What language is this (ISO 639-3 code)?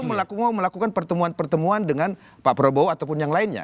ind